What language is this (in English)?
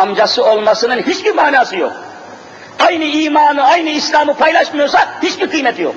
Turkish